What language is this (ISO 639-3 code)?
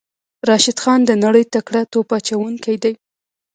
pus